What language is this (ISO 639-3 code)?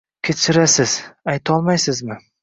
uzb